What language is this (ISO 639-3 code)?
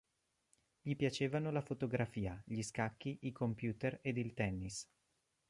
ita